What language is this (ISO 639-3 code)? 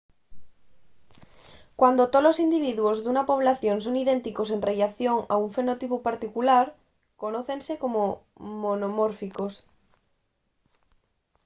ast